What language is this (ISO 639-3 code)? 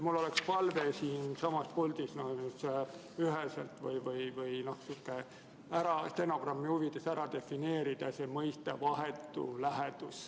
est